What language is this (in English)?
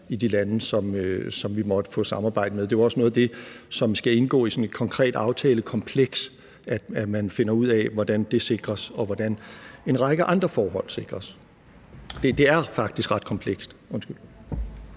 Danish